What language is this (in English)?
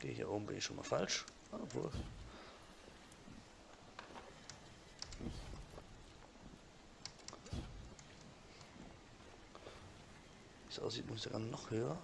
German